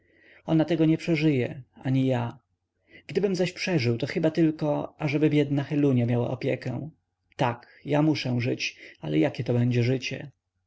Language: Polish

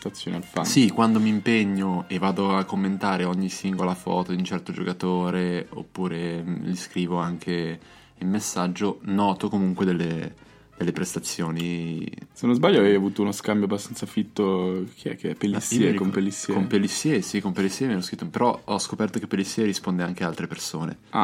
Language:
Italian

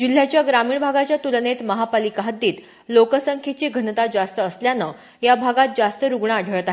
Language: Marathi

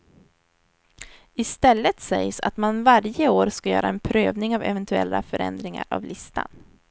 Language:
Swedish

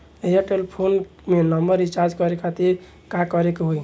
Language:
Bhojpuri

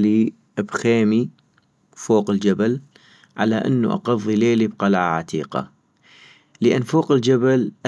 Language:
North Mesopotamian Arabic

